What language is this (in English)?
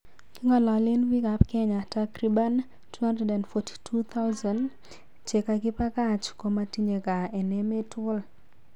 Kalenjin